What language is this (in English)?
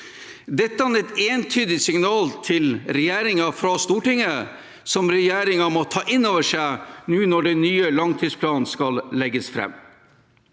Norwegian